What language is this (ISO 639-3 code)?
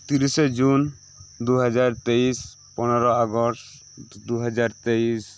sat